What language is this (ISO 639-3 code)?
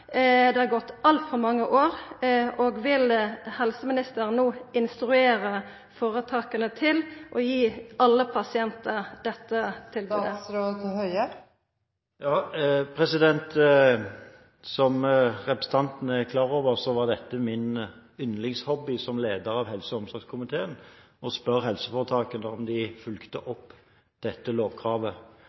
nor